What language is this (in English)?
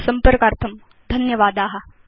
Sanskrit